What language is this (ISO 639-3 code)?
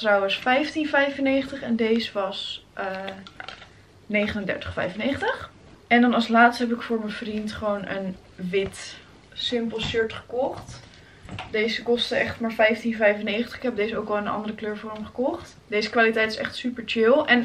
nld